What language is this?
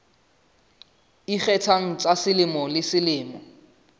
Southern Sotho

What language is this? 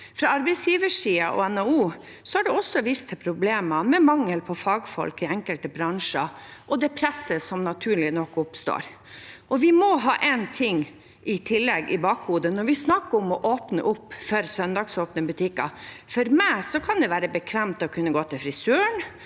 Norwegian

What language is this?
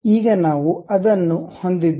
Kannada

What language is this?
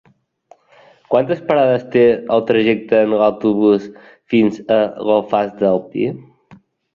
Catalan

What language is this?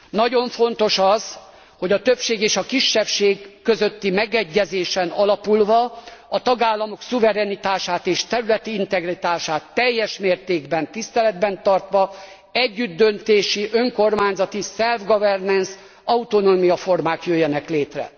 Hungarian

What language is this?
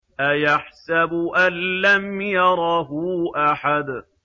Arabic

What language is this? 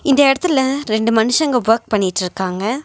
Tamil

